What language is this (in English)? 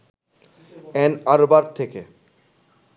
Bangla